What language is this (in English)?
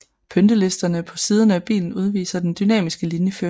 Danish